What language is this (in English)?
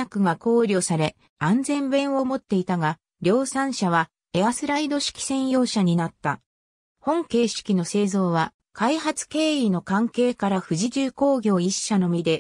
Japanese